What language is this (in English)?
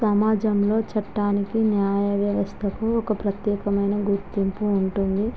Telugu